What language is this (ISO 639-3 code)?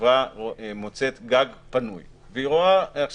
heb